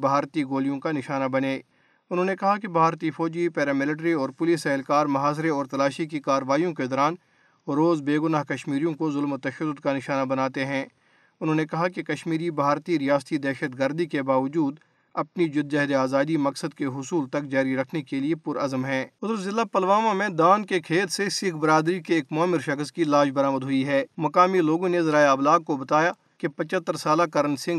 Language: Urdu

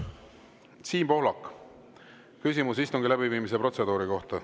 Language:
Estonian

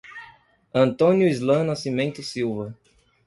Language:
Portuguese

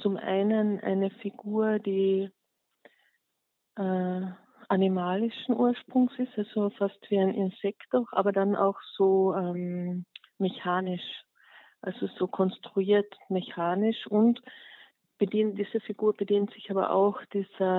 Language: German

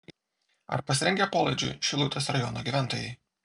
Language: Lithuanian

